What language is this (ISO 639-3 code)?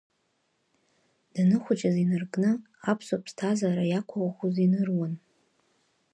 abk